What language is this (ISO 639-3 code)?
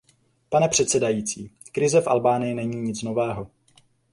ces